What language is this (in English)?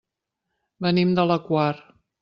Catalan